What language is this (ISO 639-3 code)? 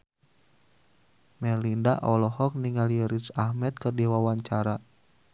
sun